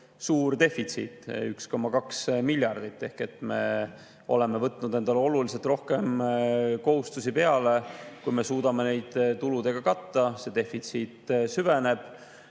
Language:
Estonian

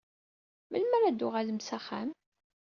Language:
Kabyle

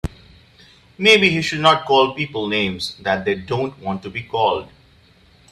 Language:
English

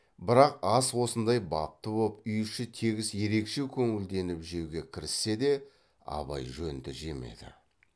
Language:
Kazakh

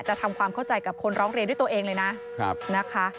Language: Thai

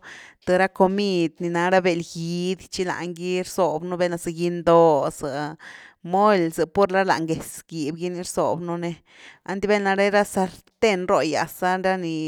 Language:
Güilá Zapotec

